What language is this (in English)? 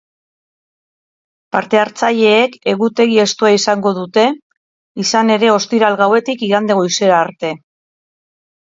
Basque